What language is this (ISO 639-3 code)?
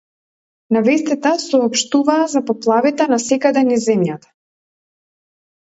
mkd